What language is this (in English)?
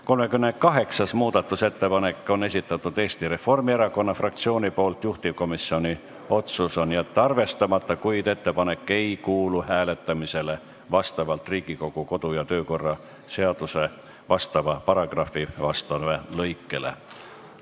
Estonian